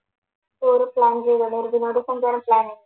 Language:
Malayalam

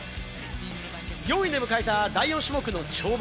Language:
Japanese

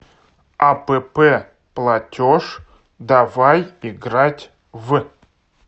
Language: Russian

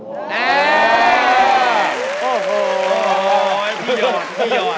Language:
Thai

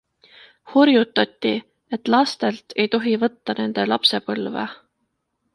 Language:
Estonian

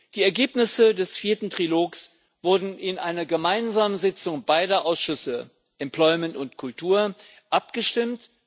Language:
German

